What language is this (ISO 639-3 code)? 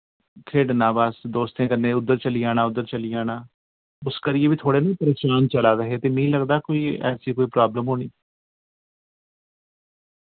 doi